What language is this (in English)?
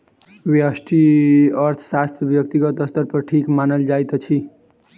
Maithili